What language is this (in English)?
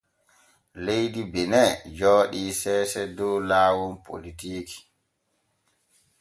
Borgu Fulfulde